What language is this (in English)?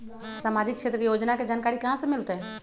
Magahi